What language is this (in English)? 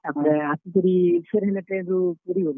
Odia